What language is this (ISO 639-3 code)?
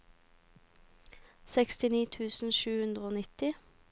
nor